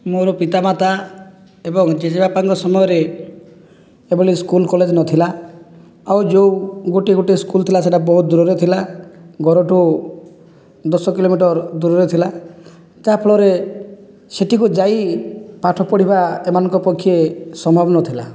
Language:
Odia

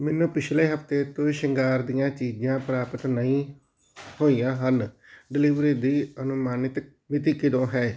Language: Punjabi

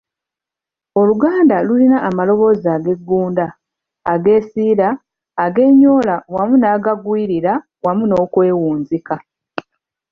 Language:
Ganda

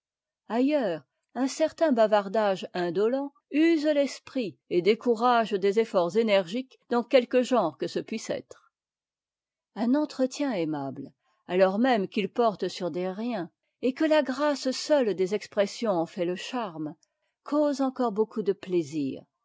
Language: French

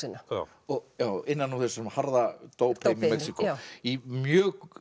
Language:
Icelandic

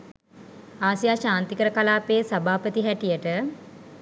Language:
Sinhala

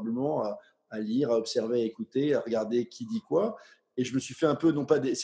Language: French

